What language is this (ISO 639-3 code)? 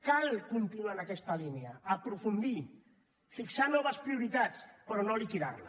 cat